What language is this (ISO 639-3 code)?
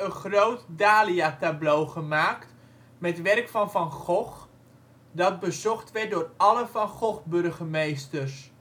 nld